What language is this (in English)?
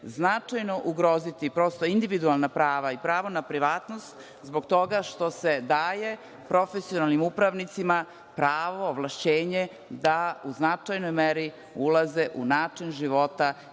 Serbian